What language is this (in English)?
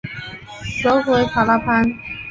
Chinese